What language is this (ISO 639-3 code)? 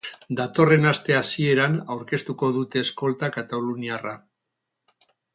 eus